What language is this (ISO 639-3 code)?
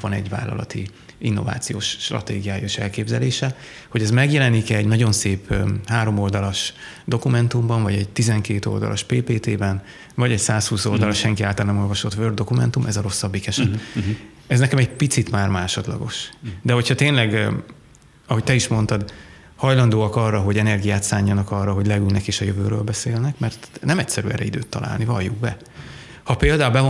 hun